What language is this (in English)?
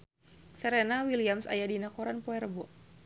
Sundanese